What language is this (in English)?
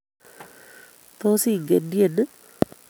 Kalenjin